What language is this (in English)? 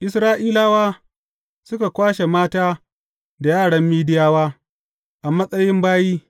Hausa